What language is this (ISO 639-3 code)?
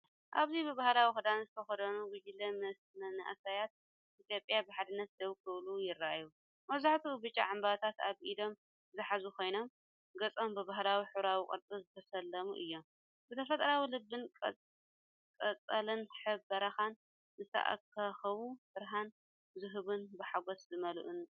tir